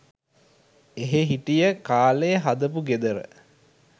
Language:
Sinhala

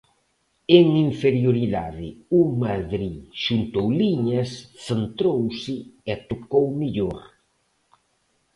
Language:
Galician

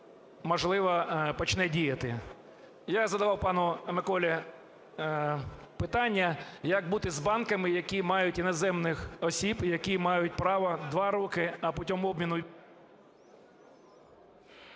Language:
Ukrainian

